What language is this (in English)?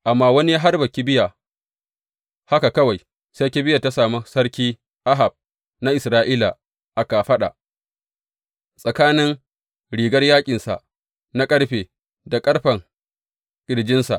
Hausa